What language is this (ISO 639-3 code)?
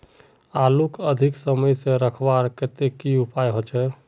mag